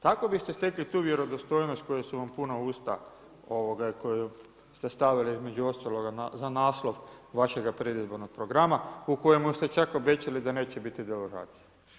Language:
Croatian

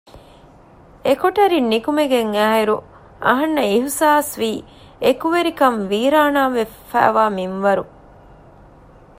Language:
Divehi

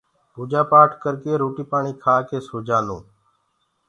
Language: Gurgula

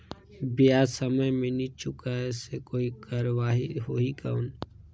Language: Chhattisgarhi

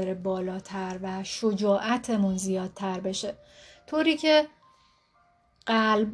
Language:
Persian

